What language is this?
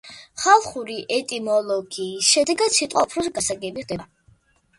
Georgian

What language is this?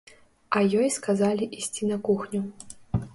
Belarusian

